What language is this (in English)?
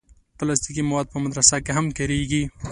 Pashto